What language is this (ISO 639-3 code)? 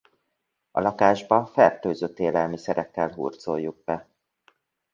hun